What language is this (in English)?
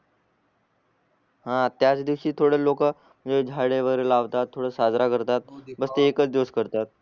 Marathi